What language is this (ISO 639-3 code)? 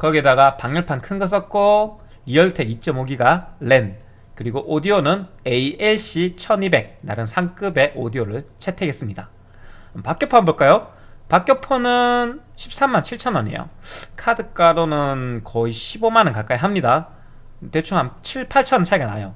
kor